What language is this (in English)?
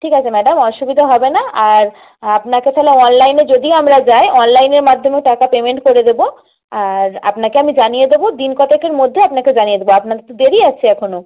Bangla